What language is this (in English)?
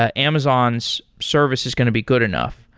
English